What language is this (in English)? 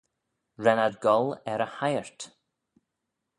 Manx